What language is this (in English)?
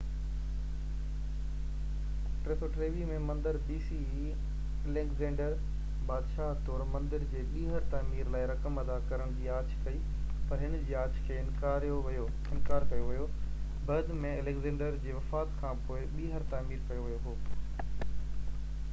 Sindhi